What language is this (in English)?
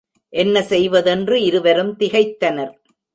Tamil